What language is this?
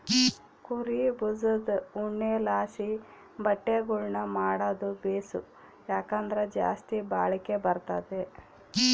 Kannada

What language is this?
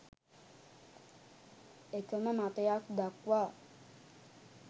Sinhala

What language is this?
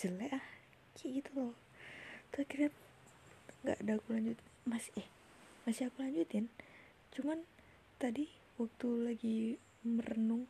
Indonesian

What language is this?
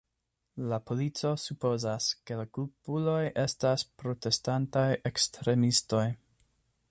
Esperanto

